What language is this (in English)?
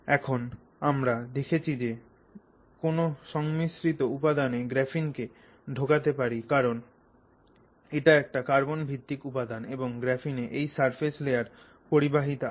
Bangla